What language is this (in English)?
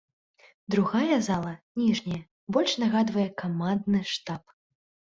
Belarusian